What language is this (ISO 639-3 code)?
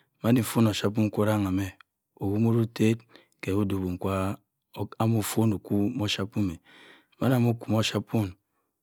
mfn